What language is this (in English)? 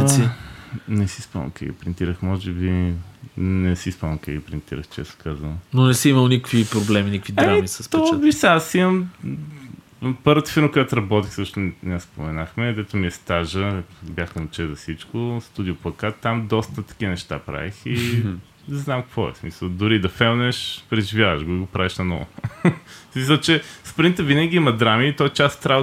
Bulgarian